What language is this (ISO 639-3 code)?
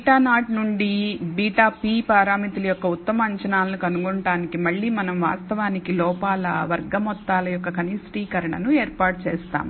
tel